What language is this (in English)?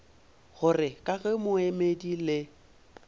Northern Sotho